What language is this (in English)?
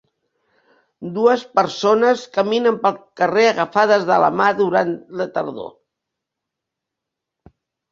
Catalan